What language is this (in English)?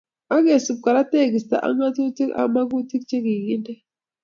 Kalenjin